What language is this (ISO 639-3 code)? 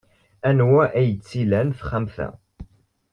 kab